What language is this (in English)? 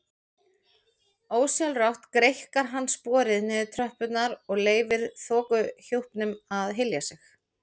Icelandic